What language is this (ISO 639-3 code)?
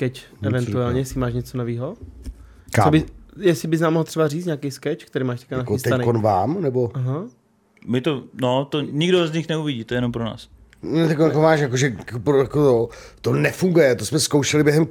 ces